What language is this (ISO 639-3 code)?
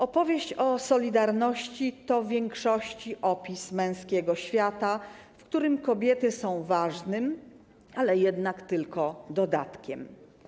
pol